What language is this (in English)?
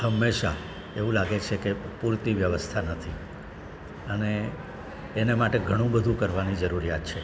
Gujarati